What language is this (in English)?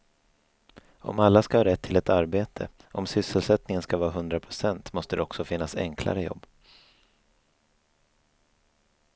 Swedish